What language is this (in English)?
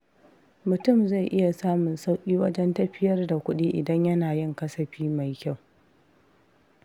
Hausa